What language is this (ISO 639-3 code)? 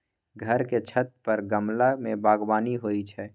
mai